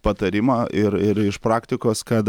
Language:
Lithuanian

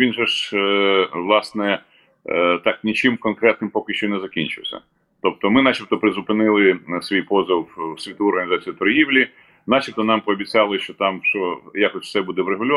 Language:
Ukrainian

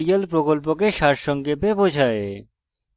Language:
Bangla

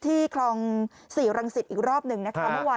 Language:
Thai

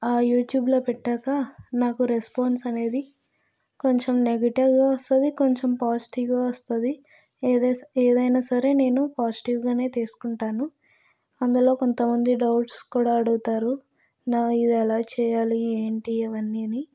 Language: Telugu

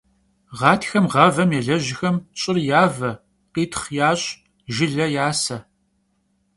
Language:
Kabardian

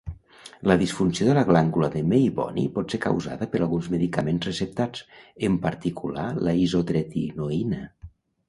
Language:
Catalan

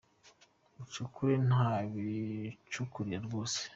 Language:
Kinyarwanda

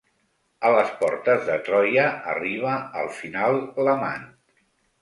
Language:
Catalan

